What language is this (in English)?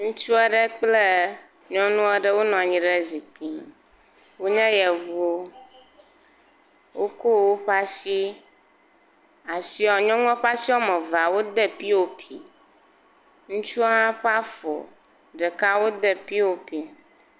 Ewe